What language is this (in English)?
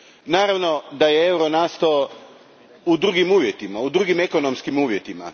Croatian